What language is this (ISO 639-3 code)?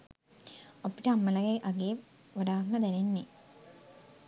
sin